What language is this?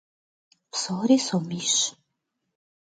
Kabardian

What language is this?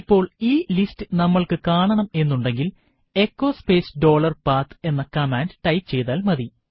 Malayalam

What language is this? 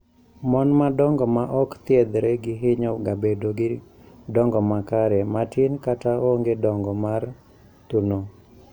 Luo (Kenya and Tanzania)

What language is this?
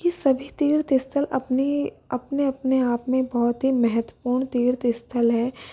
Hindi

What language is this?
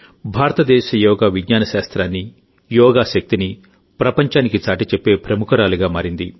Telugu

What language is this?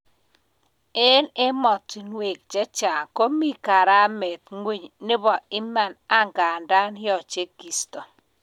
Kalenjin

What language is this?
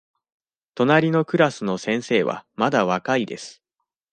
Japanese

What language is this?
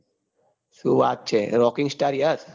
Gujarati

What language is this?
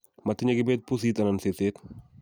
Kalenjin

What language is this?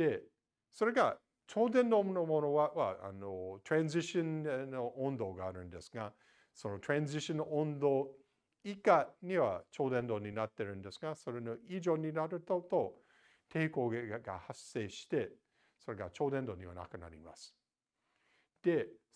Japanese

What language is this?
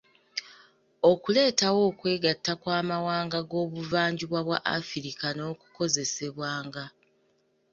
Ganda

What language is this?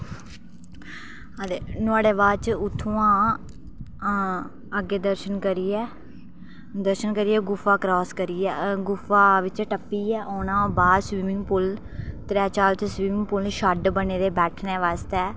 Dogri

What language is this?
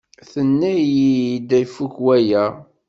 Kabyle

